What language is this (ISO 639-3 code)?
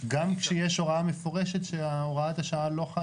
heb